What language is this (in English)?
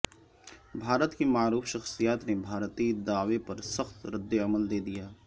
Urdu